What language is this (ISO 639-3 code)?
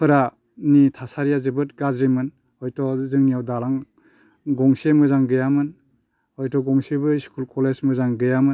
brx